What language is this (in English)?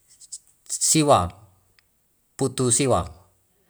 Wemale